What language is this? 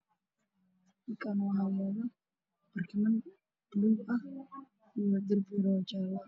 Somali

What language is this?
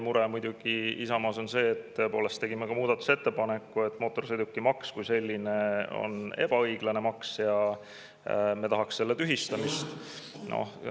Estonian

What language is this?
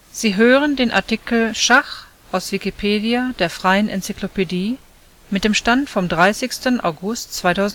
German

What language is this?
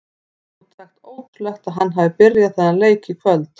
Icelandic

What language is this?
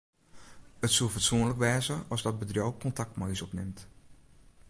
Western Frisian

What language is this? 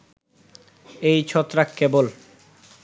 Bangla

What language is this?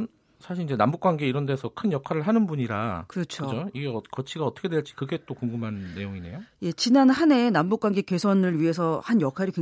Korean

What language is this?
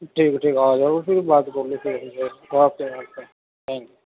Urdu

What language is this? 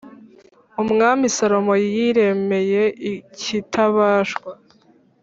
Kinyarwanda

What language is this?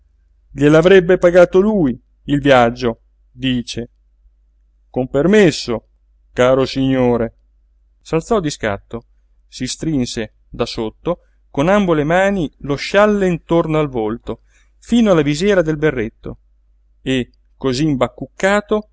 Italian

